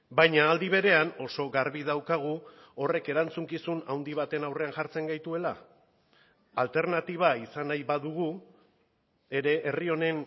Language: Basque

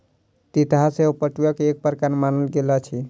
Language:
Maithili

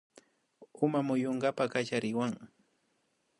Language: Imbabura Highland Quichua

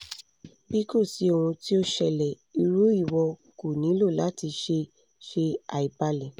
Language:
Yoruba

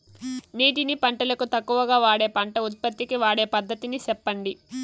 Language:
Telugu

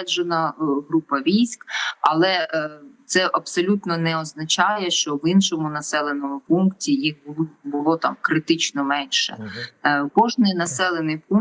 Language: Ukrainian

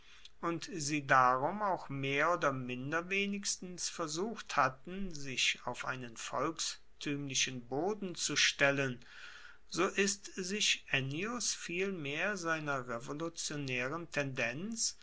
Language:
German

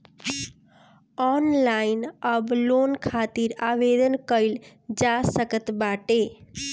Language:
Bhojpuri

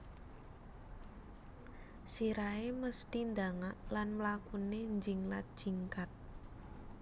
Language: Javanese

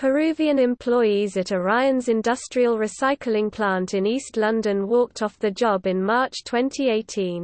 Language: English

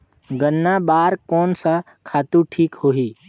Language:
Chhattisgarhi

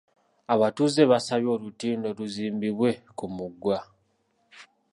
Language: Ganda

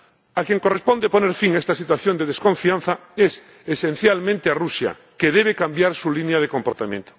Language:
Spanish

